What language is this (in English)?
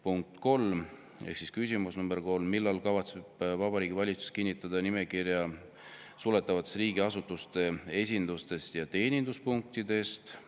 Estonian